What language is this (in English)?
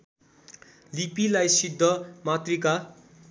Nepali